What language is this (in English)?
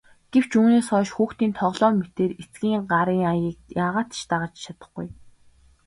Mongolian